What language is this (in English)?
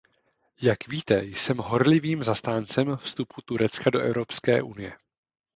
Czech